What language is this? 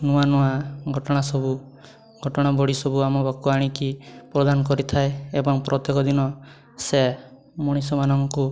Odia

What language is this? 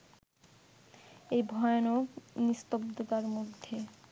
Bangla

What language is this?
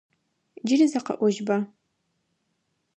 Adyghe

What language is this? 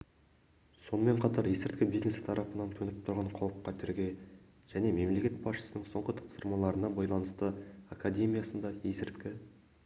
Kazakh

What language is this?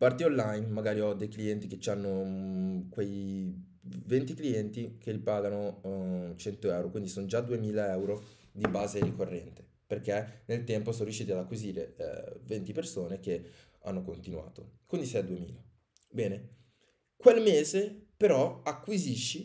Italian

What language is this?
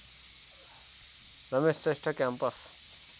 Nepali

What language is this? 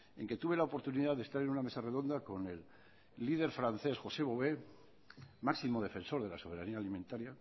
Spanish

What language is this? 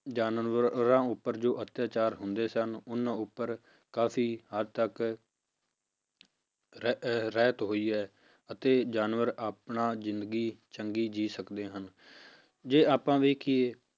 Punjabi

